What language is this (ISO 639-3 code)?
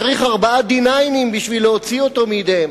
heb